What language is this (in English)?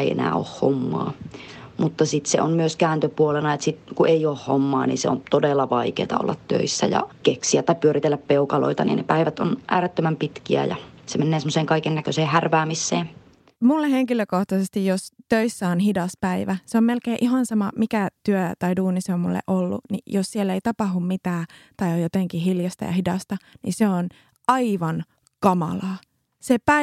Finnish